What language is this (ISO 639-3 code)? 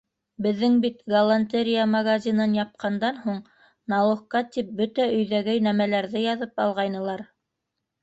bak